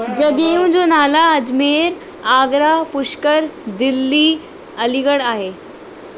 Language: Sindhi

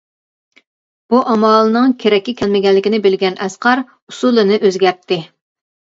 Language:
Uyghur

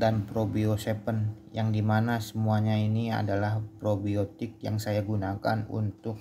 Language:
Indonesian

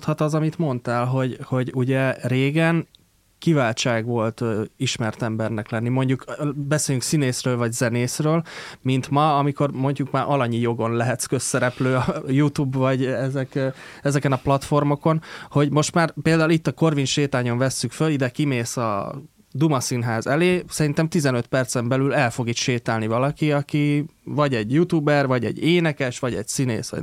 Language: Hungarian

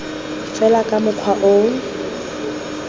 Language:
Tswana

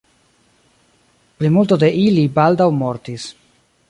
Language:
Esperanto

